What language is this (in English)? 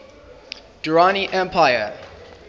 English